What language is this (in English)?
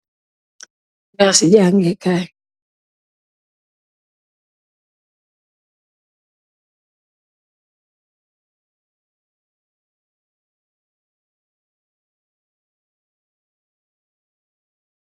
Wolof